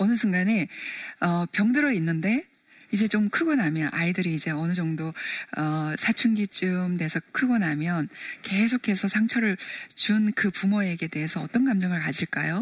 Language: Korean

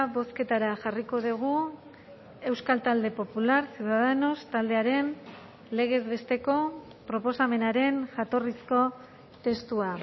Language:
Basque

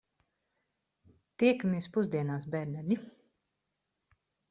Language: Latvian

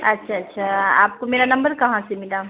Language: Urdu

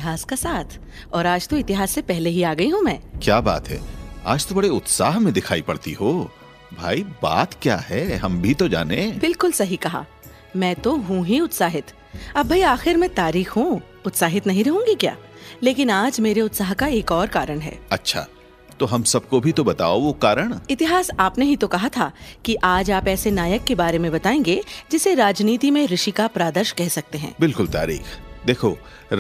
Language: Hindi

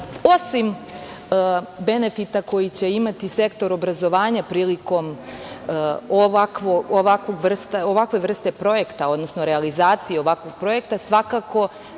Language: Serbian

